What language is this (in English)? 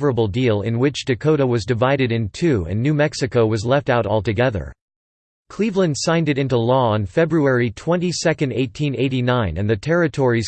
English